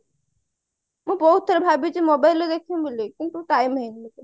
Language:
Odia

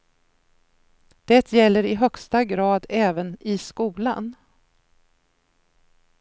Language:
Swedish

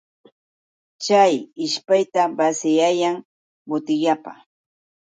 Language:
Yauyos Quechua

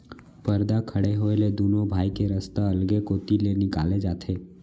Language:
Chhattisgarhi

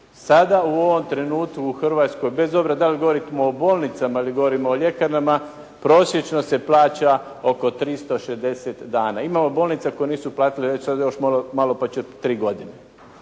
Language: Croatian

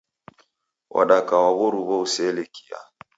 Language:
Taita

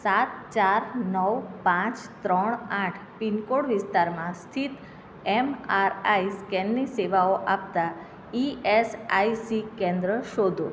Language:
Gujarati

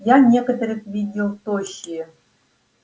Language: Russian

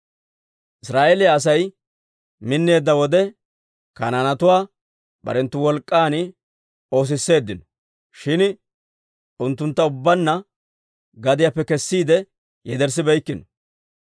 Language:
Dawro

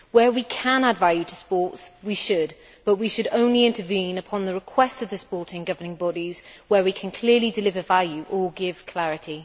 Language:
English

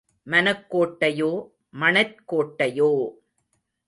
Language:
Tamil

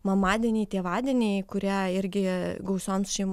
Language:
Lithuanian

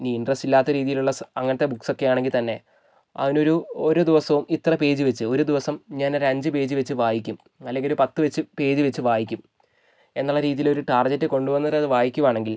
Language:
Malayalam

